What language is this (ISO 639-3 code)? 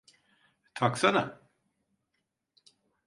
tur